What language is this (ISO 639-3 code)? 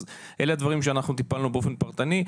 heb